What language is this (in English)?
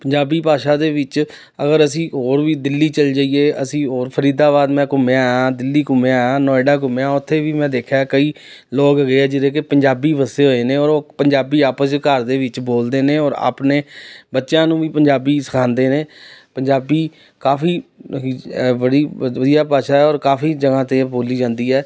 Punjabi